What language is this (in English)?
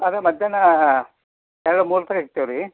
Kannada